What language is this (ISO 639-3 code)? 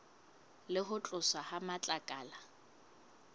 sot